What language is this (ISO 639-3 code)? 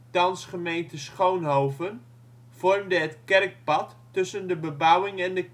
nld